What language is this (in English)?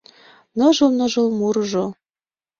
Mari